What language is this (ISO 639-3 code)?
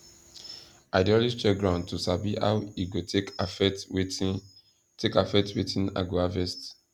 pcm